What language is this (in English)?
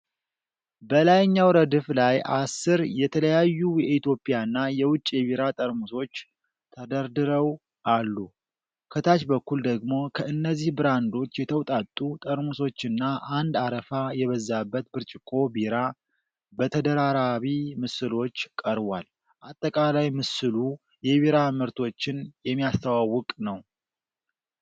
Amharic